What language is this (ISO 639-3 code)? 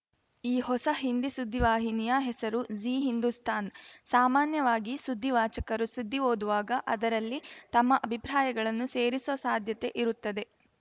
kan